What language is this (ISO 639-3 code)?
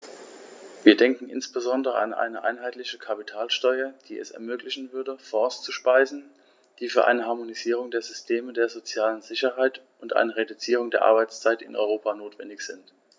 deu